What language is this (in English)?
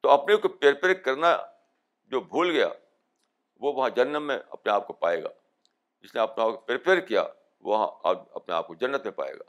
Urdu